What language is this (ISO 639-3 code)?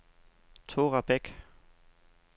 dan